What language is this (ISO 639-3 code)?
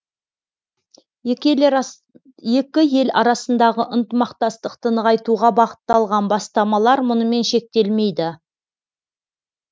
kaz